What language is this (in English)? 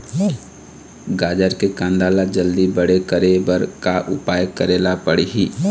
Chhattisgarhi